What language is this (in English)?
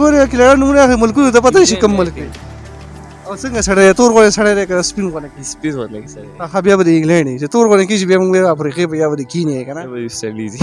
Urdu